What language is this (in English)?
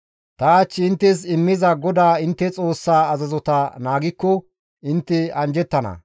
Gamo